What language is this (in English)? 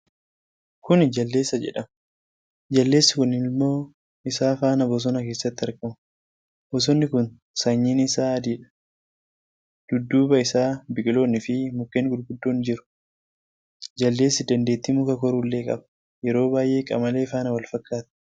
Oromo